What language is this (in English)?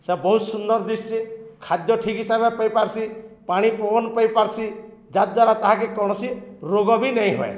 Odia